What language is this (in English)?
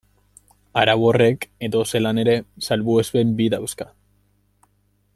Basque